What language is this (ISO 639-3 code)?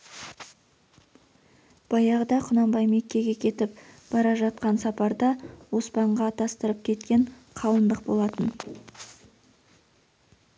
kaz